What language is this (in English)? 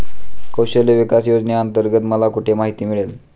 Marathi